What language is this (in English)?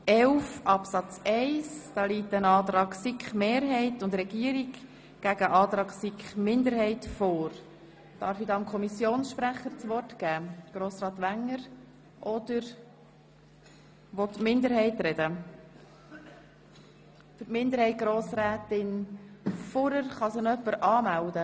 Swiss German